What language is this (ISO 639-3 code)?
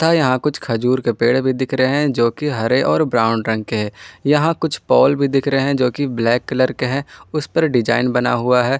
hin